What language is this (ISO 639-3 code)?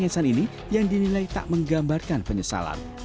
ind